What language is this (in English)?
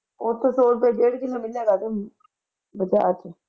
Punjabi